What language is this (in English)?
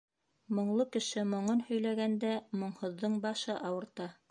Bashkir